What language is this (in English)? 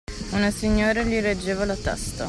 Italian